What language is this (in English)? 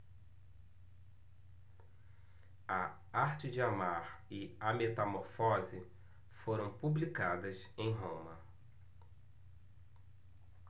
Portuguese